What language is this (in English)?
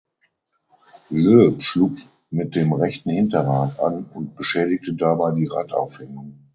German